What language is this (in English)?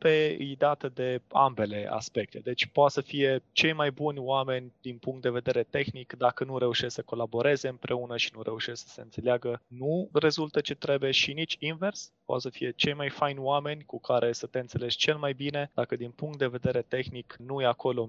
Romanian